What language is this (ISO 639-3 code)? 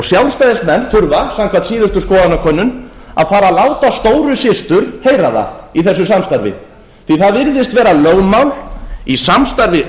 isl